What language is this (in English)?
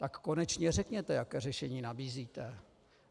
Czech